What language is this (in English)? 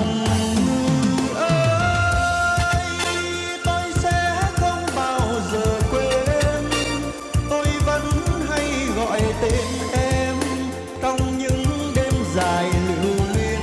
Vietnamese